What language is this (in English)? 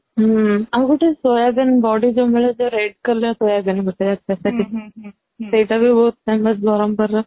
Odia